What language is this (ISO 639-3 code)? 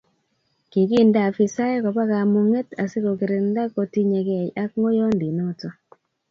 kln